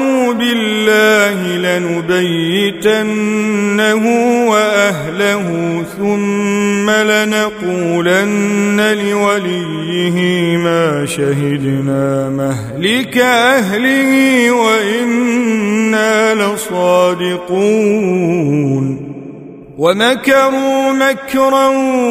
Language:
Arabic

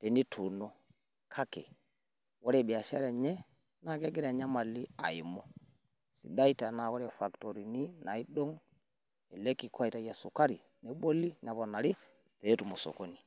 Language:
Masai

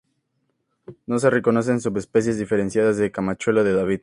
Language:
Spanish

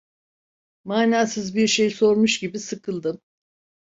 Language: Turkish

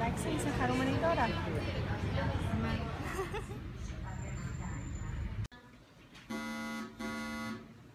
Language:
Greek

